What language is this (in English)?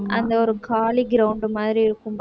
Tamil